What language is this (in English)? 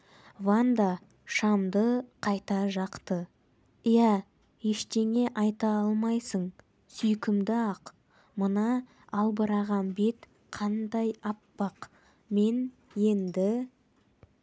Kazakh